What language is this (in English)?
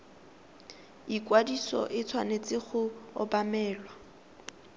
Tswana